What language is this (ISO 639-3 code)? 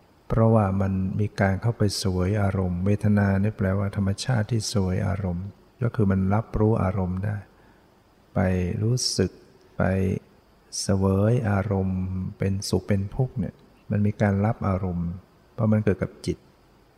tha